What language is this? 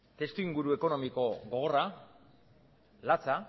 Basque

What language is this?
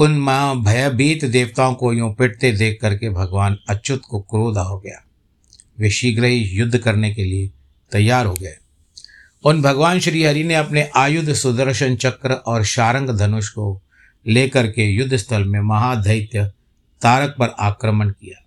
Hindi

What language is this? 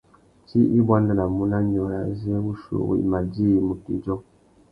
Tuki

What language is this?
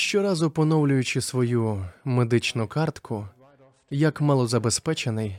Ukrainian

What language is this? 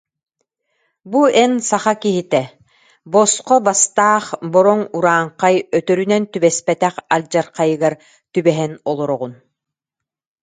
Yakut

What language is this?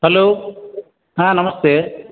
Kannada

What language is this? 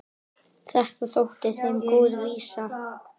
Icelandic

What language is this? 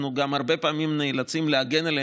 Hebrew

